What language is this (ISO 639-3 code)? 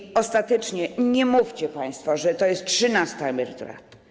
pol